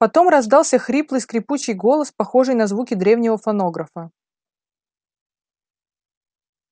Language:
Russian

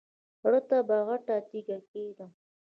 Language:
Pashto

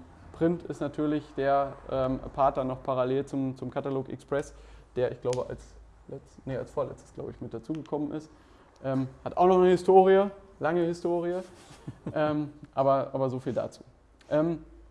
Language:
German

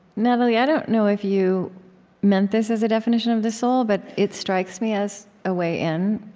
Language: English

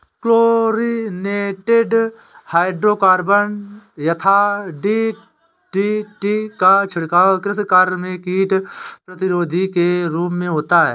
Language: Hindi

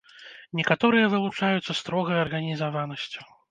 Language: Belarusian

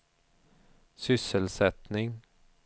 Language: Swedish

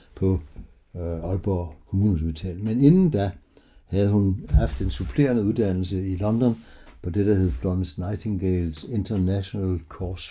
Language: Danish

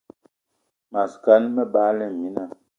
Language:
Eton (Cameroon)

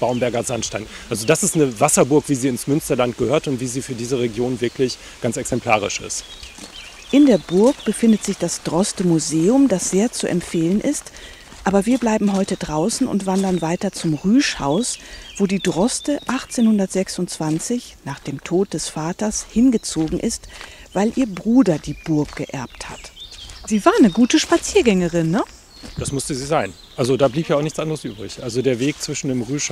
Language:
German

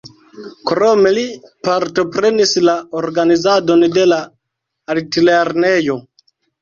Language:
Esperanto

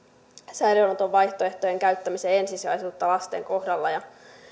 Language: Finnish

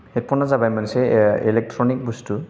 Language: Bodo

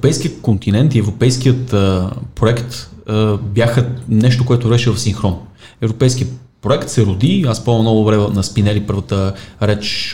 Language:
Bulgarian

